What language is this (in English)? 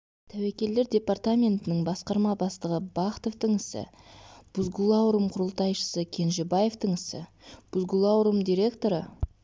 Kazakh